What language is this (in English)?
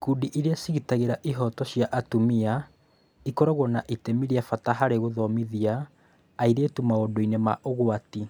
Kikuyu